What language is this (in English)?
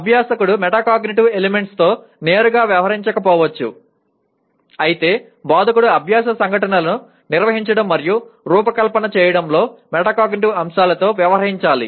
Telugu